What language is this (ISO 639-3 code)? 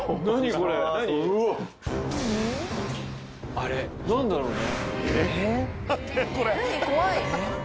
jpn